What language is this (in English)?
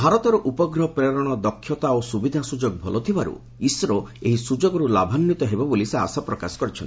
Odia